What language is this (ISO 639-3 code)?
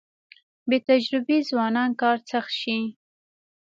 pus